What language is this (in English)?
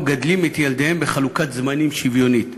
Hebrew